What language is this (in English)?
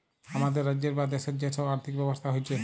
Bangla